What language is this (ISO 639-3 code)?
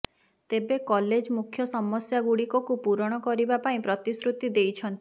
ori